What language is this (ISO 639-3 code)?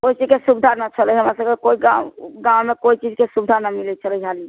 mai